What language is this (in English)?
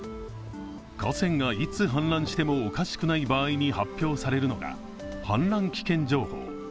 Japanese